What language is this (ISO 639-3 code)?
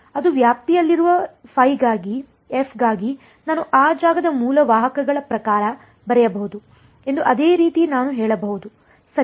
kan